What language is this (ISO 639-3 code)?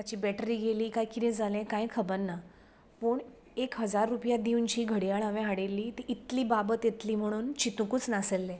kok